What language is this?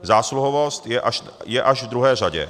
Czech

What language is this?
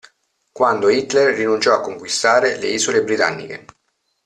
Italian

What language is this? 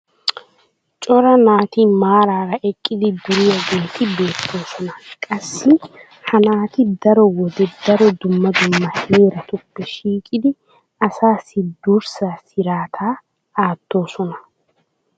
Wolaytta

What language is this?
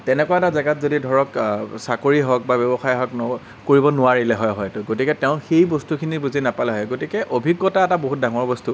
Assamese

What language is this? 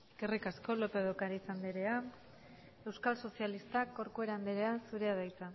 Basque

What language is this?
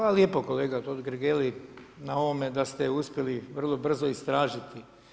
Croatian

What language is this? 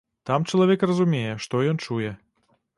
Belarusian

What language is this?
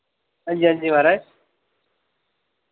Dogri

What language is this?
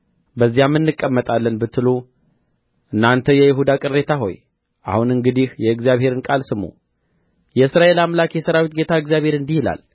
Amharic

